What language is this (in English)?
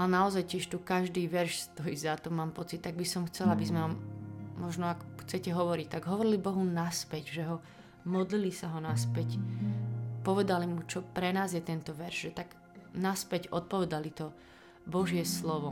Slovak